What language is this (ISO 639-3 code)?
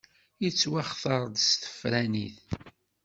kab